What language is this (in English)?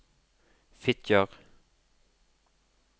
Norwegian